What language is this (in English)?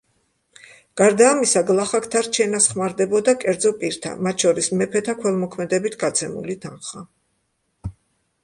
Georgian